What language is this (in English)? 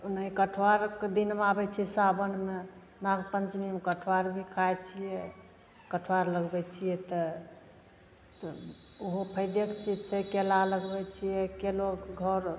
Maithili